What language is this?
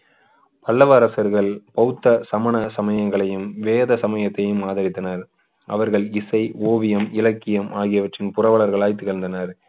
Tamil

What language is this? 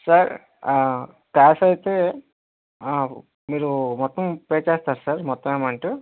Telugu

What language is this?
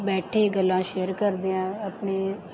Punjabi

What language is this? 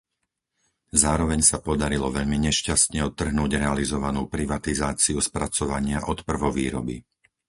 Slovak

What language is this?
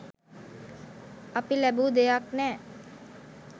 Sinhala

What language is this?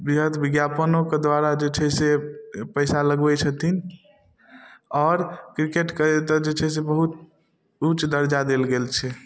Maithili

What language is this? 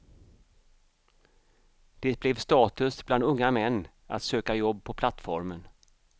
Swedish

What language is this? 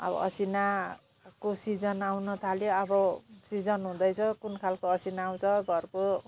Nepali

